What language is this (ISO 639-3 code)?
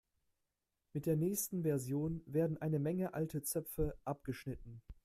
deu